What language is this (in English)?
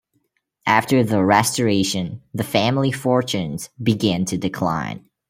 English